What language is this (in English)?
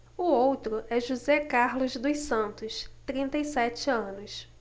Portuguese